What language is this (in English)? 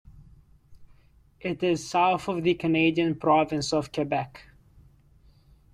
English